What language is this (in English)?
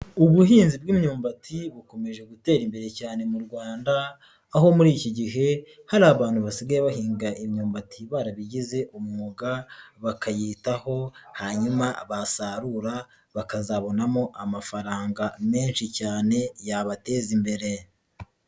Kinyarwanda